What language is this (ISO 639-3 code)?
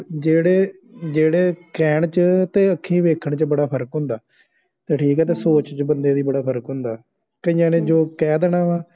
pan